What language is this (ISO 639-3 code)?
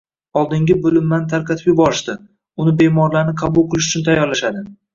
uzb